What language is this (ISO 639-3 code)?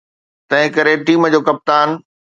snd